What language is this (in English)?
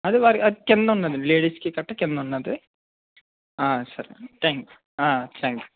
Telugu